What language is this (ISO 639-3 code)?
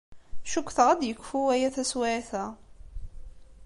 kab